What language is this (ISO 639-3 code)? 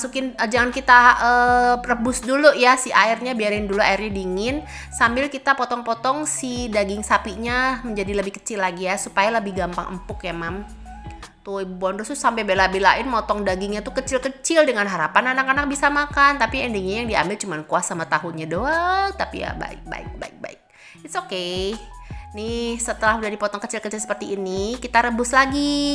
ind